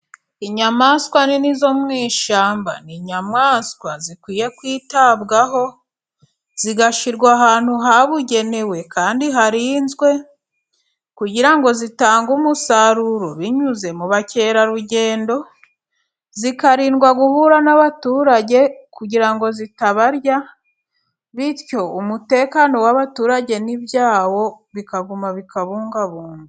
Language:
Kinyarwanda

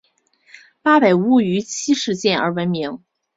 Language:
Chinese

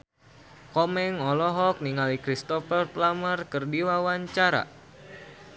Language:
Sundanese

